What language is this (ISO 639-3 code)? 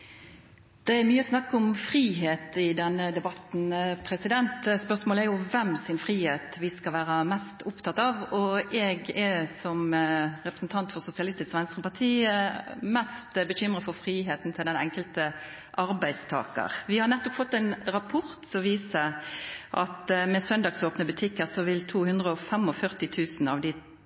nno